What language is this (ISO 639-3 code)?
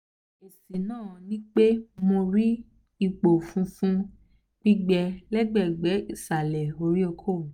yor